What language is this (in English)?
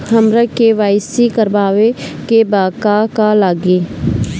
Bhojpuri